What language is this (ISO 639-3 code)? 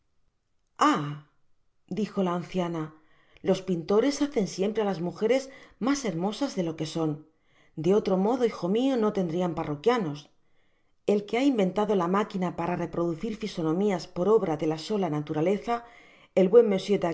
spa